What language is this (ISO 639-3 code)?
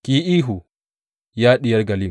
hau